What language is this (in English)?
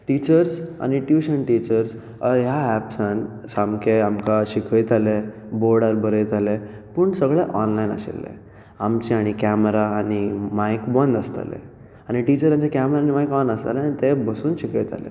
Konkani